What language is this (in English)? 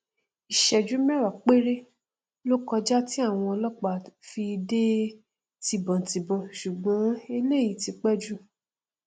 Yoruba